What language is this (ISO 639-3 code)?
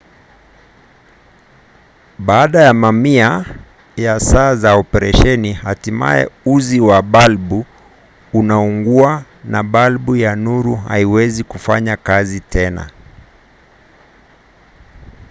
swa